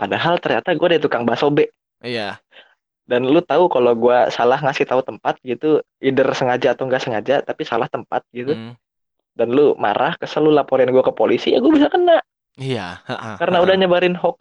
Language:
Indonesian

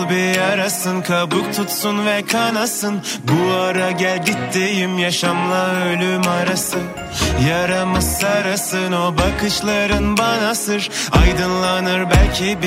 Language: Turkish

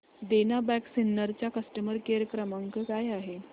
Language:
Marathi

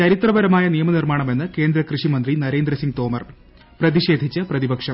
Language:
Malayalam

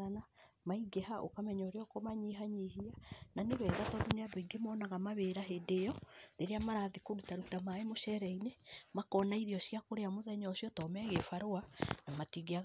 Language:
Kikuyu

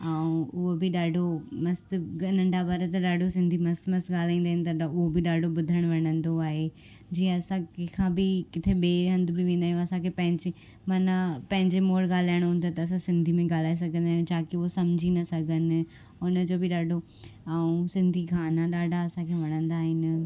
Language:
Sindhi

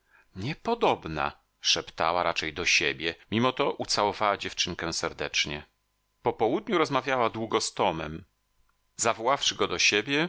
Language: Polish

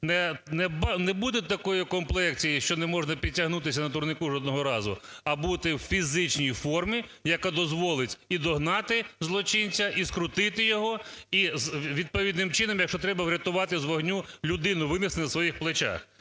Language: Ukrainian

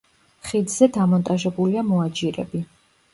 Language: Georgian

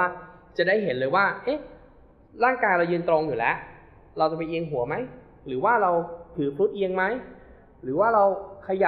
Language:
Thai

